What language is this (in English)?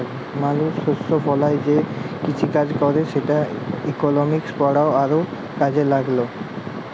Bangla